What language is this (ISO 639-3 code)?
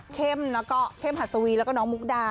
tha